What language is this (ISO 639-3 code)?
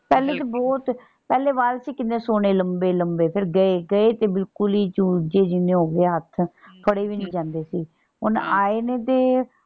pan